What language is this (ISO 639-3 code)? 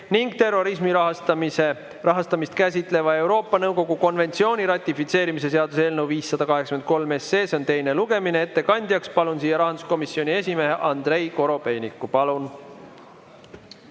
est